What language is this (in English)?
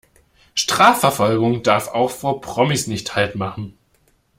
German